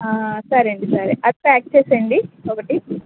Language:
Telugu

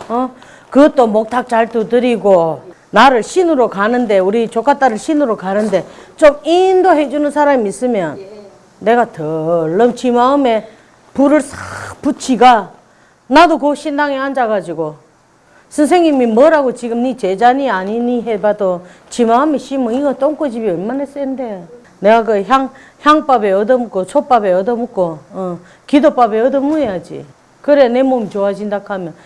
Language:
Korean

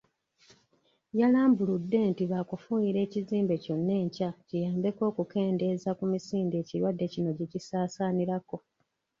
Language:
Ganda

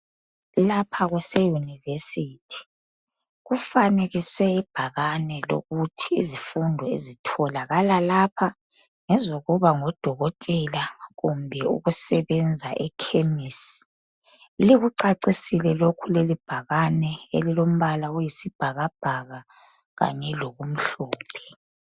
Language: North Ndebele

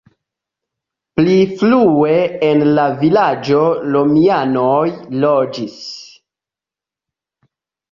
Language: Esperanto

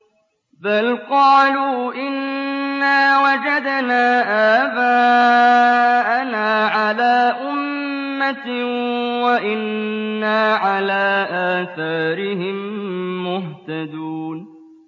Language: Arabic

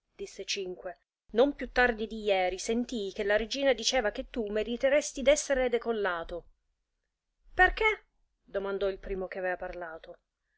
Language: Italian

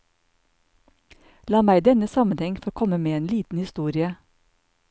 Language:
Norwegian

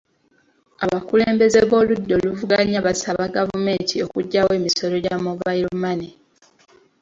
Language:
Ganda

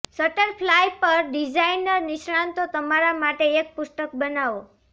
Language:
Gujarati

